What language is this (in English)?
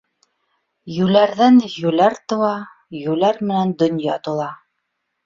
Bashkir